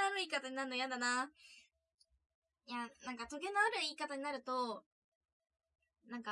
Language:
Japanese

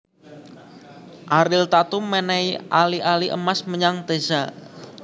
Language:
Javanese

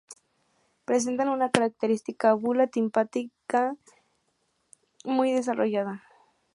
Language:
Spanish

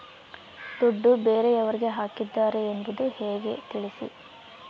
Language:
Kannada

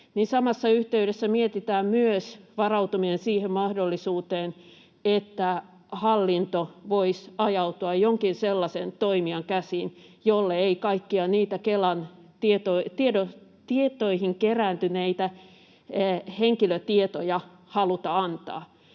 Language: Finnish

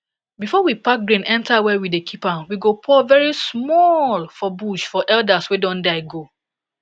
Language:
Nigerian Pidgin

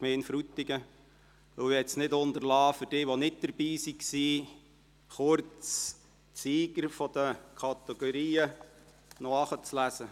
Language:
Swiss German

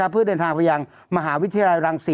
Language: Thai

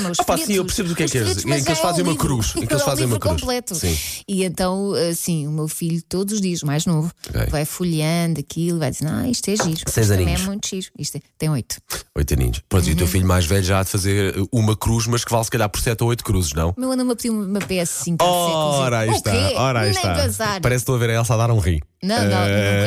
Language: Portuguese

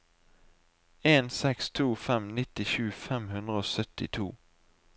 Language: Norwegian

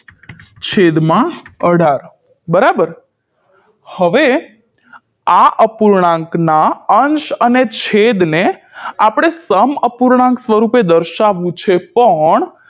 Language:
Gujarati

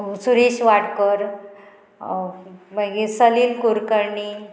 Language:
Konkani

